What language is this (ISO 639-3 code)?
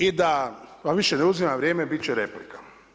hrv